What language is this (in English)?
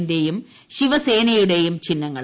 Malayalam